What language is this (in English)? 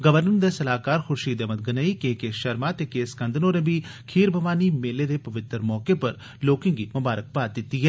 Dogri